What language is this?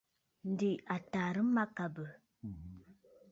Bafut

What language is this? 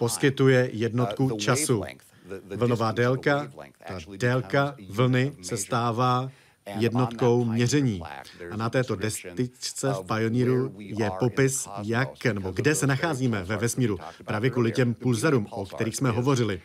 Czech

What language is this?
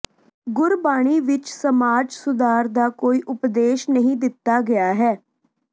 Punjabi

